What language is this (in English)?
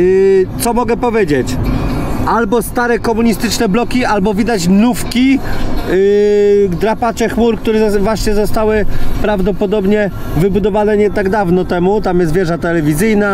Polish